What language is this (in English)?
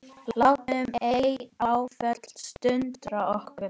Icelandic